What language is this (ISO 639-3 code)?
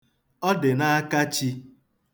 ibo